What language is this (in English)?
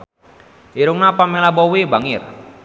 Sundanese